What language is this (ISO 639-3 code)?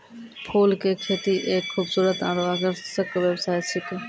mai